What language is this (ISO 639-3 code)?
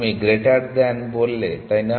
ben